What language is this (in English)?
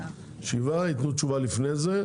Hebrew